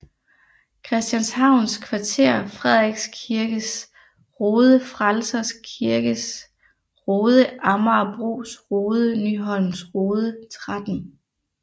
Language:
Danish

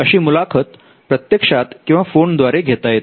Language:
Marathi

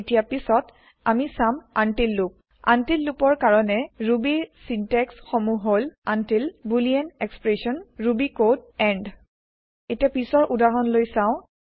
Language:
Assamese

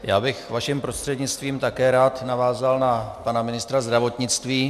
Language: Czech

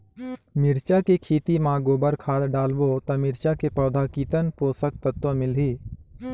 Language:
Chhattisgarhi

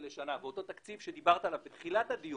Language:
Hebrew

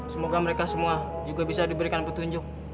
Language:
Indonesian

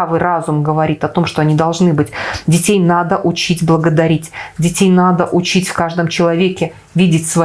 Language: Russian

